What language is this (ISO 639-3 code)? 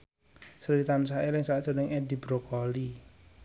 jav